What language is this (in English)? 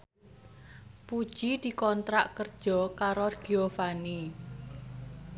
Javanese